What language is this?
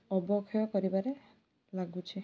Odia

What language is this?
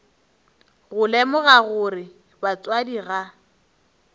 Northern Sotho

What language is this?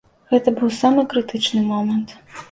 Belarusian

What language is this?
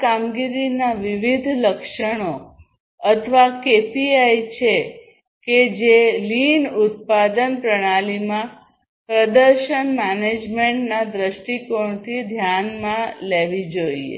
Gujarati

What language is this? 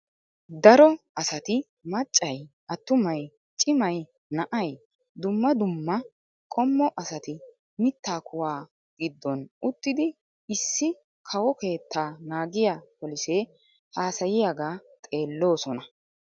Wolaytta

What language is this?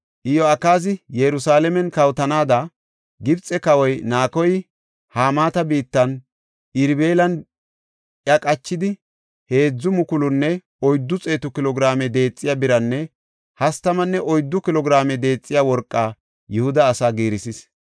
Gofa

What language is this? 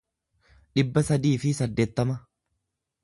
Oromo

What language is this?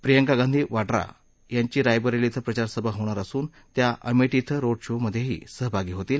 Marathi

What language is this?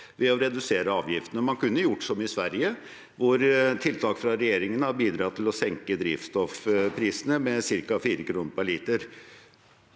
Norwegian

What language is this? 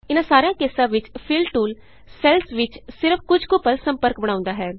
Punjabi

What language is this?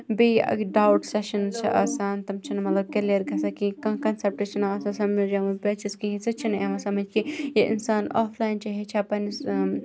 Kashmiri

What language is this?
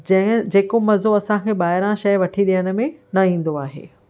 Sindhi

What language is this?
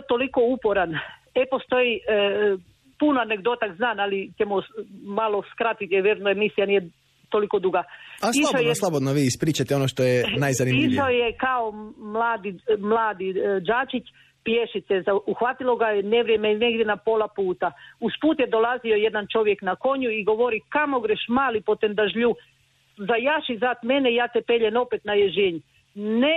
Croatian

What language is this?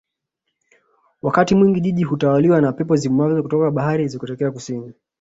Swahili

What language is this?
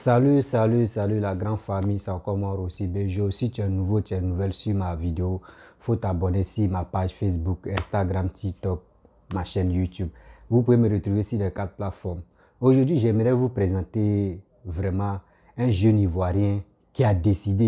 French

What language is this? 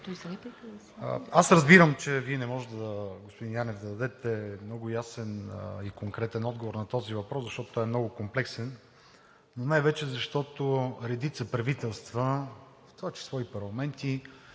Bulgarian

